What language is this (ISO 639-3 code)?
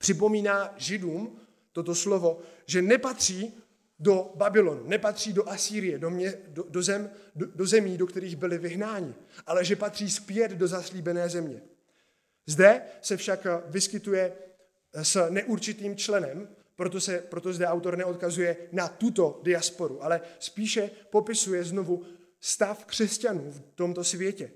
ces